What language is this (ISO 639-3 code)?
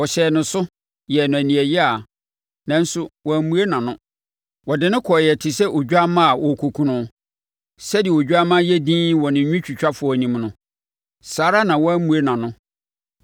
aka